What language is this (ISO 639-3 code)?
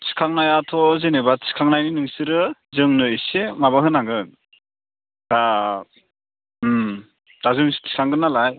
brx